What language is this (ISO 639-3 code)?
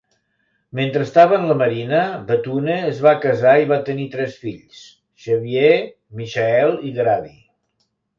cat